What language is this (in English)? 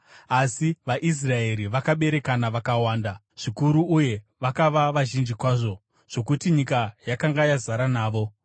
Shona